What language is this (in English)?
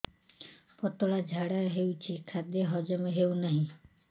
Odia